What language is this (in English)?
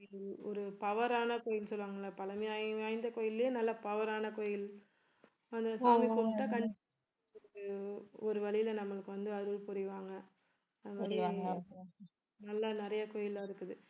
Tamil